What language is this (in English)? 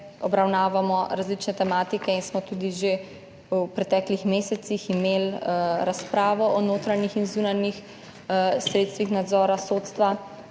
Slovenian